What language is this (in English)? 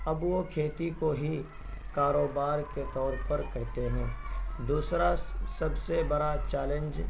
Urdu